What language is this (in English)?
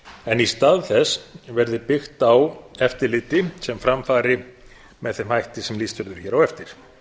Icelandic